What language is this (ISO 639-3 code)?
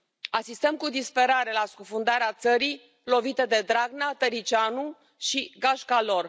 ron